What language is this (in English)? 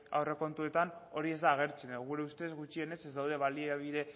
Basque